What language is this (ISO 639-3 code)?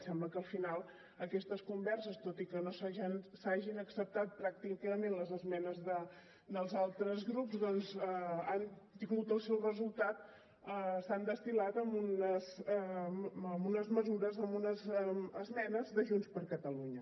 cat